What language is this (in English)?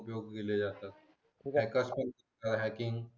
Marathi